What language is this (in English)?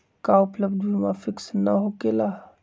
Magahi